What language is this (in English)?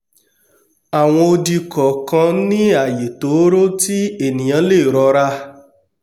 Yoruba